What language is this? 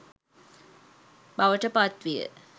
Sinhala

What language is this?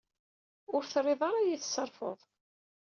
Kabyle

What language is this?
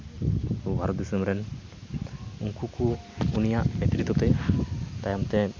Santali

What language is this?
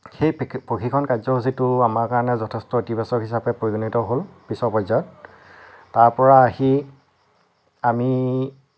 Assamese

